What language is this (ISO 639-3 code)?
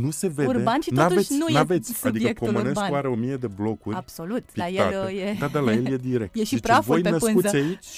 ron